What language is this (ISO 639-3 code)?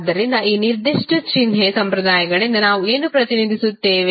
kan